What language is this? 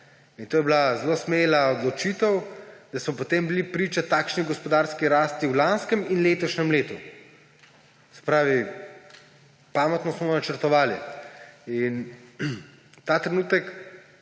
Slovenian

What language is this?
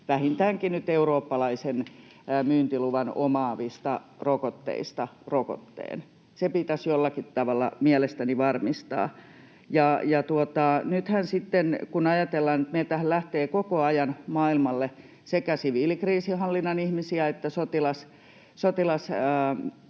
Finnish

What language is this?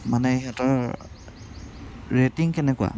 Assamese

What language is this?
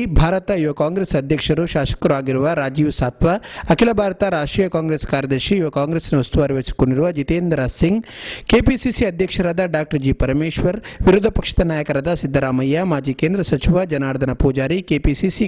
Kannada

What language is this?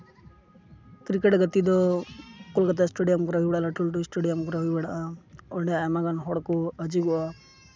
Santali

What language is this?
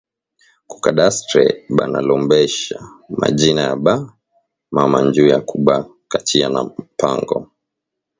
Swahili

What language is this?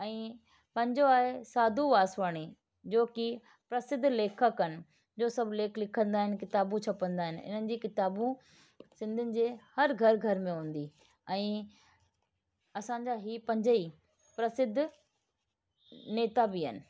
Sindhi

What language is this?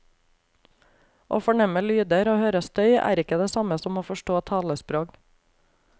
Norwegian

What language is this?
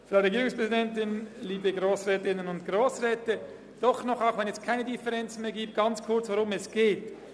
Swiss German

